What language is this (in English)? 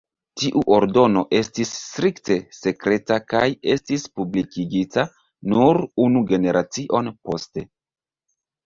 Esperanto